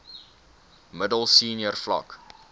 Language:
Afrikaans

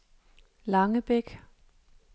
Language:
Danish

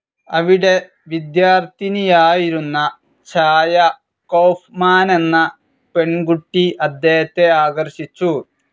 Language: Malayalam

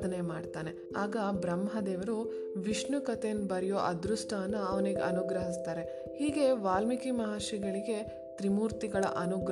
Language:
Kannada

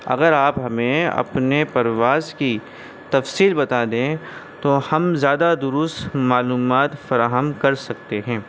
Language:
Urdu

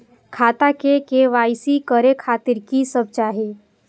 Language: Maithili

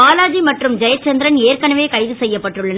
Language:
Tamil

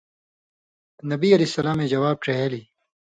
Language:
Indus Kohistani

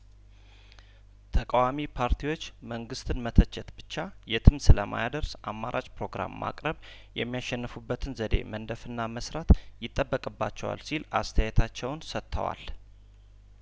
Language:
Amharic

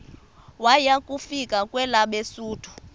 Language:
Xhosa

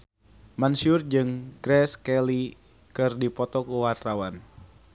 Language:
Sundanese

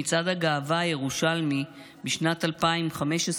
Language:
Hebrew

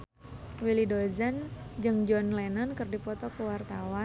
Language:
Sundanese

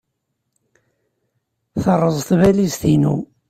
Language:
Kabyle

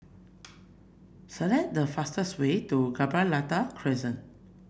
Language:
English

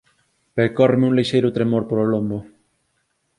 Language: Galician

